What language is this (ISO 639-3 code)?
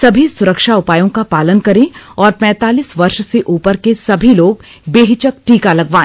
hin